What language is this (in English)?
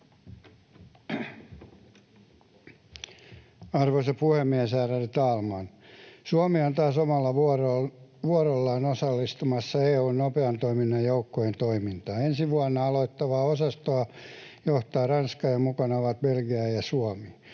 Finnish